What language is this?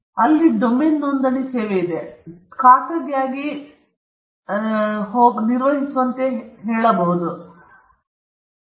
Kannada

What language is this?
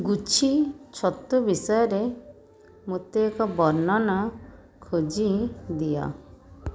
Odia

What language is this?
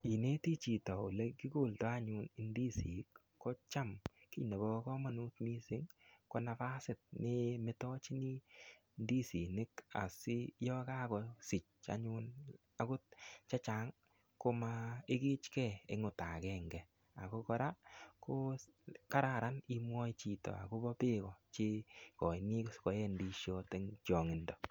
Kalenjin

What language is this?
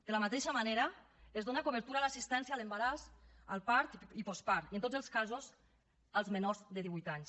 Catalan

